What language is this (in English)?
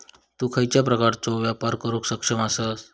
Marathi